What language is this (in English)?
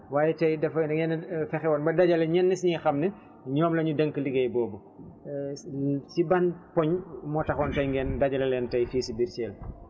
Wolof